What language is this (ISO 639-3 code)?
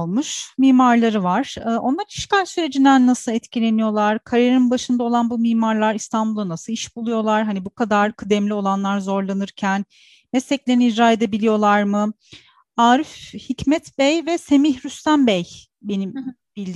tur